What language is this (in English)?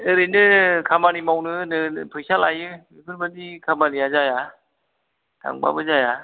Bodo